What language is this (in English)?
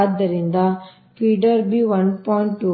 Kannada